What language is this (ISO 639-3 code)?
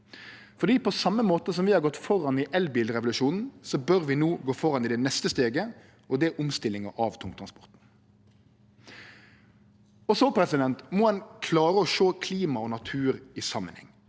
nor